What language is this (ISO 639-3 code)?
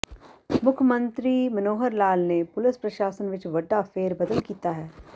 pan